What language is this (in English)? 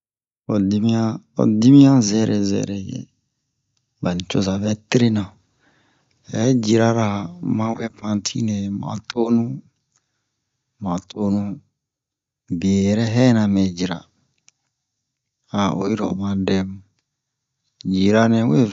Bomu